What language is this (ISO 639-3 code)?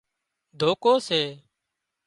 kxp